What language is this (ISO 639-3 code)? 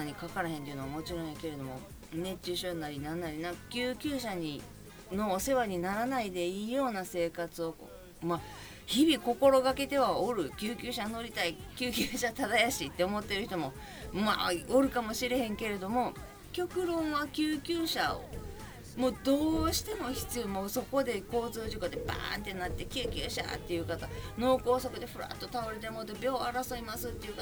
jpn